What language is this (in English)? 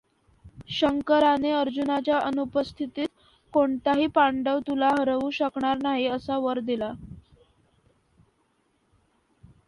Marathi